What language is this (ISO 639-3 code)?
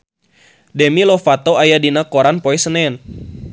sun